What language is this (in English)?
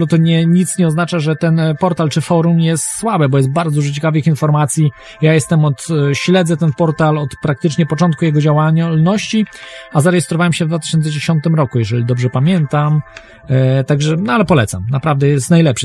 Polish